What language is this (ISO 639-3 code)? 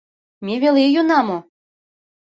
chm